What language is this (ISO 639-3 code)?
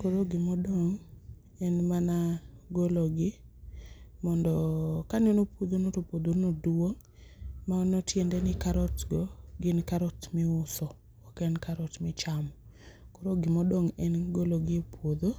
luo